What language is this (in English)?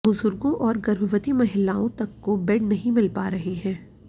Hindi